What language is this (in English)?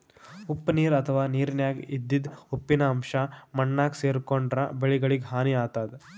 Kannada